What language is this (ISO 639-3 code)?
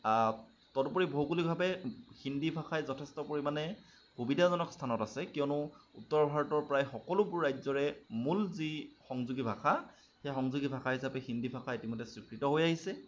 asm